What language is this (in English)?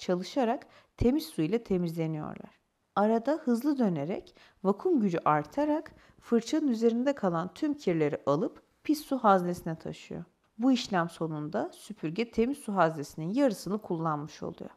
Turkish